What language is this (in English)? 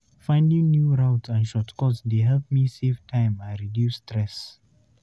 Nigerian Pidgin